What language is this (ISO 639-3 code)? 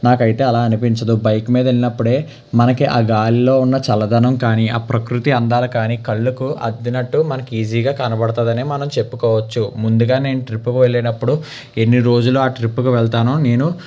tel